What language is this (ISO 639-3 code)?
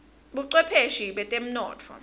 ssw